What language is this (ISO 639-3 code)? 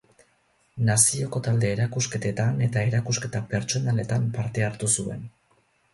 eus